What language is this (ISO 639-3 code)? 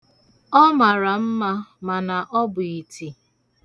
ibo